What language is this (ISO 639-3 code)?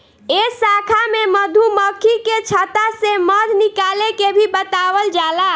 bho